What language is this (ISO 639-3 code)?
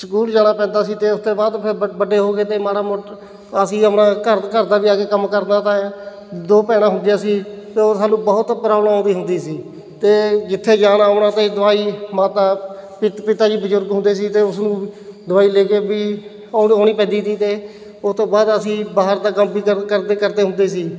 pan